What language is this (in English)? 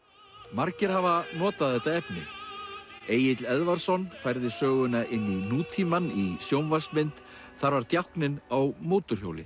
Icelandic